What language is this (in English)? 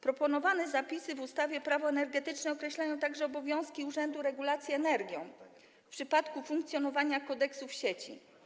Polish